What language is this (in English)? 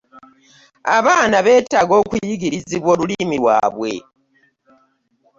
Ganda